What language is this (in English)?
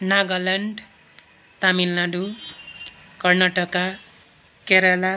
Nepali